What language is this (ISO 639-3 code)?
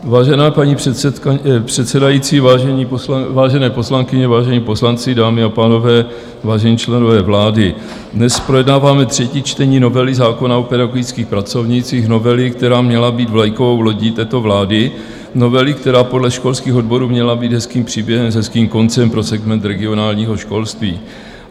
ces